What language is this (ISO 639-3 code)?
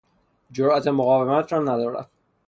fas